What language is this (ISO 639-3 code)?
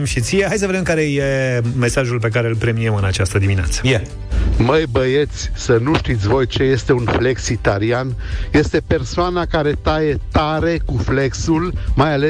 ron